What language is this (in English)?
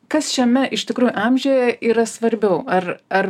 Lithuanian